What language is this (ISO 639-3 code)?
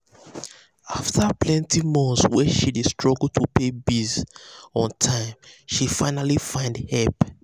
pcm